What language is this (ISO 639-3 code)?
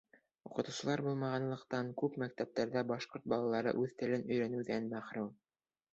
bak